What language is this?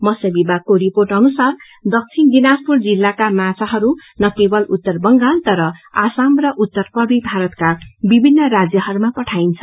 Nepali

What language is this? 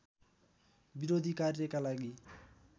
Nepali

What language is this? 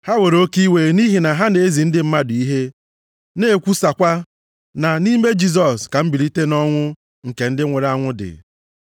Igbo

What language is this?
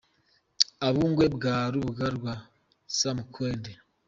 Kinyarwanda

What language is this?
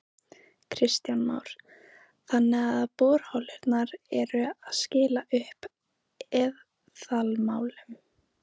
Icelandic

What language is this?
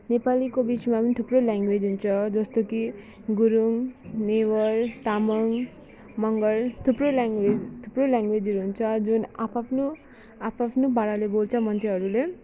Nepali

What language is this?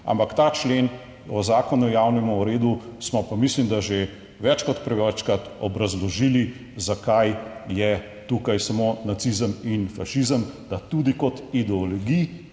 Slovenian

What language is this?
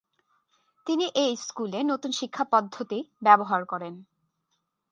Bangla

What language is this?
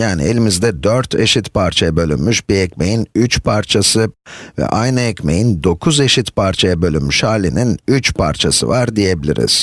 Turkish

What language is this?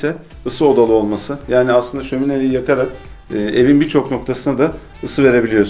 Turkish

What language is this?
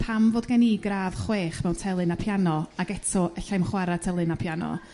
Welsh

